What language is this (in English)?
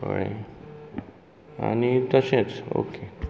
Konkani